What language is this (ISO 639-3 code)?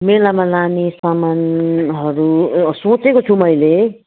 nep